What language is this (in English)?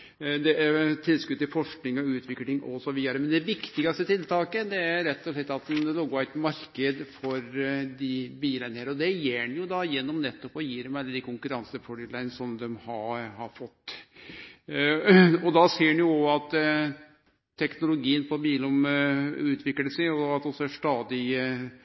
Norwegian Nynorsk